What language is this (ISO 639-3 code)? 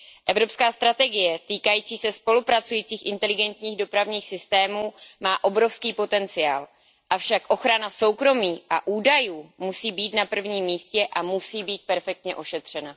ces